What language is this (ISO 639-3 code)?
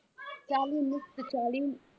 pan